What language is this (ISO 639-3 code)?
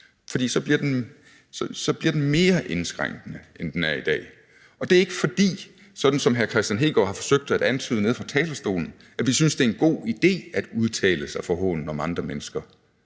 dan